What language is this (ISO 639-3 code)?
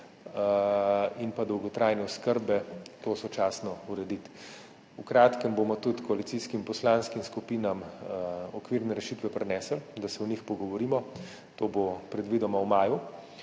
slv